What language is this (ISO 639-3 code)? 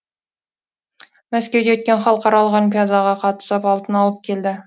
kaz